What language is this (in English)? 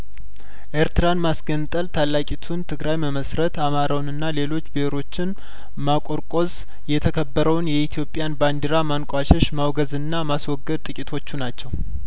Amharic